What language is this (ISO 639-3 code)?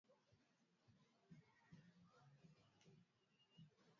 swa